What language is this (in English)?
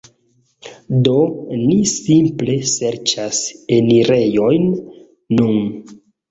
Esperanto